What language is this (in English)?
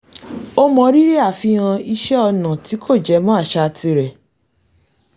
Yoruba